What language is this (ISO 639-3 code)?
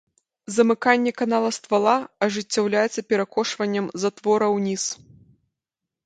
bel